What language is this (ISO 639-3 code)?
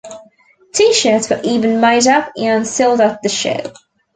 eng